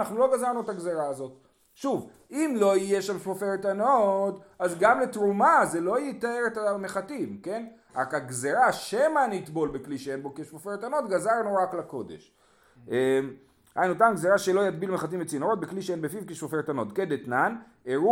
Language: Hebrew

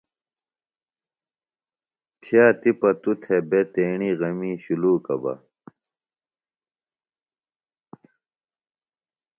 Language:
Phalura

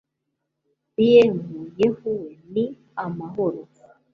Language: Kinyarwanda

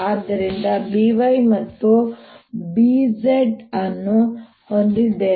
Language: Kannada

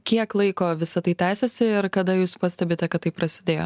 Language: Lithuanian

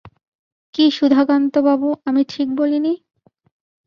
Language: Bangla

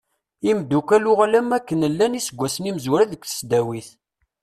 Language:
Kabyle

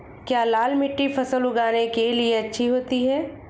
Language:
Hindi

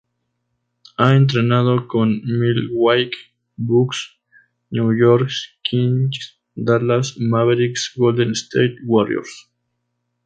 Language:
Spanish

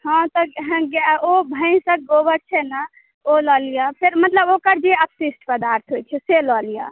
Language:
Maithili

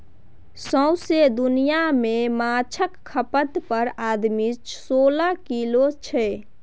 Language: Maithili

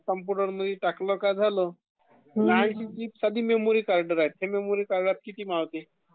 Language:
Marathi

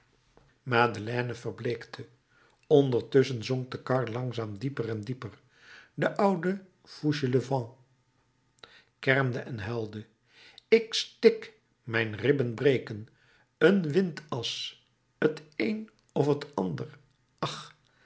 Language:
Dutch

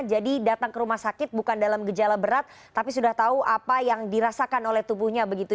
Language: Indonesian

